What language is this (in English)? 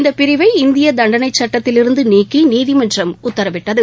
Tamil